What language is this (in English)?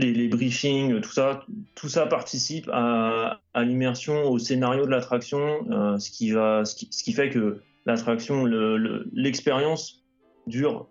French